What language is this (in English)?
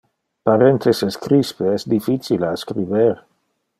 Interlingua